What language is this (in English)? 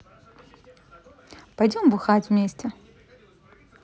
Russian